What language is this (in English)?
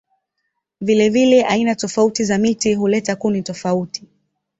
Swahili